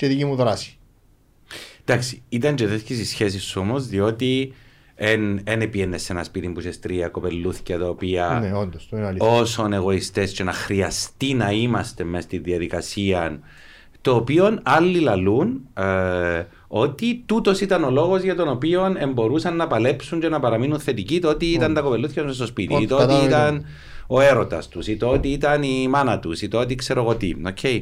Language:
Greek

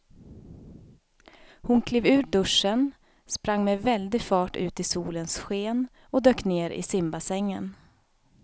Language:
Swedish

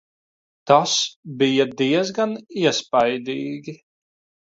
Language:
Latvian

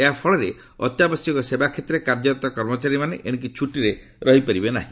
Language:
Odia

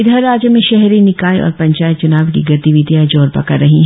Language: Hindi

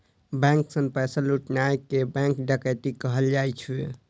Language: Maithili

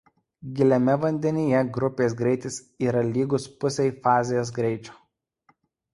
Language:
Lithuanian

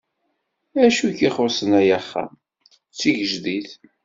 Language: Kabyle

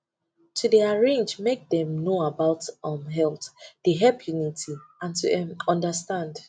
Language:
Nigerian Pidgin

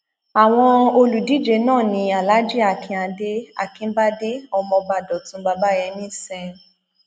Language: Yoruba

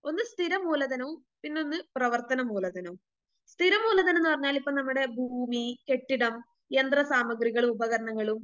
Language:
Malayalam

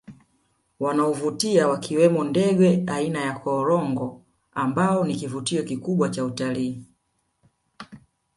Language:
Swahili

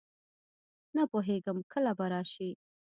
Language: Pashto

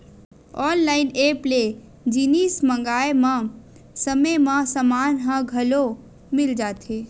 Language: Chhattisgarhi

